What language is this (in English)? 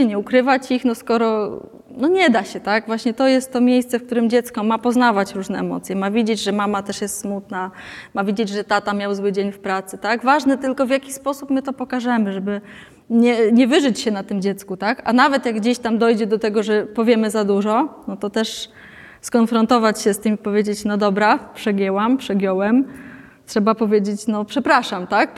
Polish